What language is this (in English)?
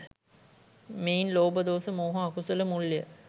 Sinhala